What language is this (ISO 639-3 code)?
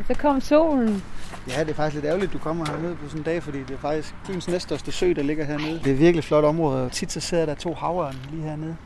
dan